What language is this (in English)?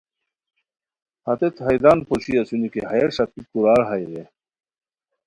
Khowar